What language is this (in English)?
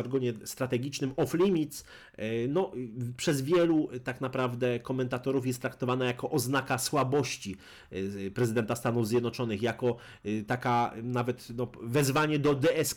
Polish